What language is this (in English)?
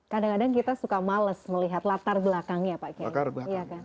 Indonesian